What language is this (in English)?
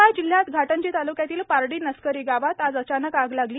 Marathi